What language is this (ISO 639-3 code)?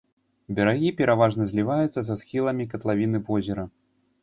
bel